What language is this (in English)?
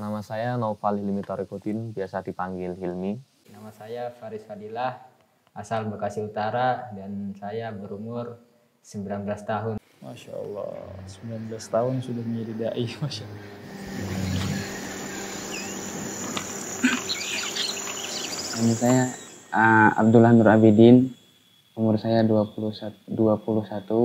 Indonesian